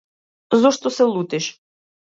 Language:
Macedonian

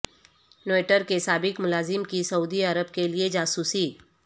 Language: Urdu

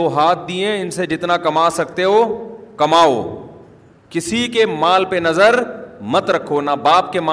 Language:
Urdu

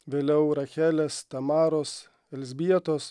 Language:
Lithuanian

